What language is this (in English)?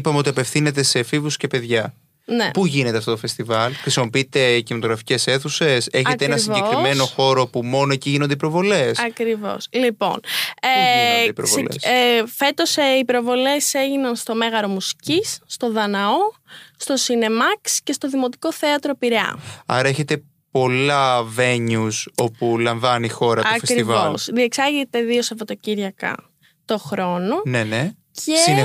Greek